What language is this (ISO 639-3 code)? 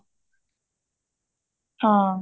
pan